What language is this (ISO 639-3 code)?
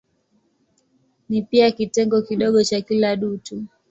swa